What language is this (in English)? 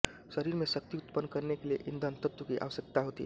Hindi